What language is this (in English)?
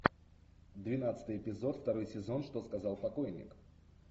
Russian